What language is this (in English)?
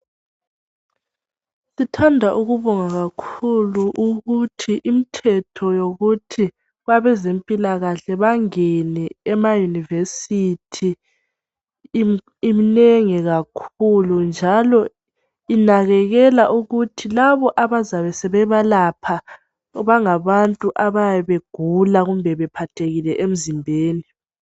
North Ndebele